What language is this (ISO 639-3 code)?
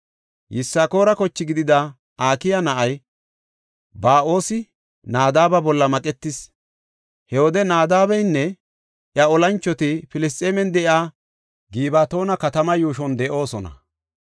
gof